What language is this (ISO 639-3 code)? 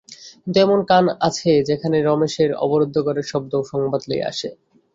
ben